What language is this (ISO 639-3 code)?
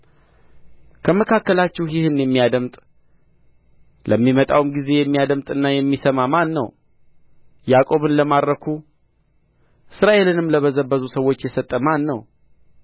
amh